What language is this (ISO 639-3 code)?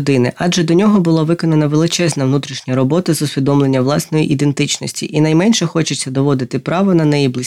ukr